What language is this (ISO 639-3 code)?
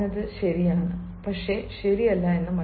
mal